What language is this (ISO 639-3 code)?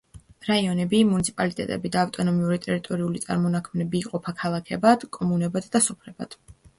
kat